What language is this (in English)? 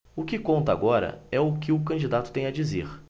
Portuguese